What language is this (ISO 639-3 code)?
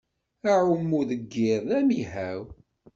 kab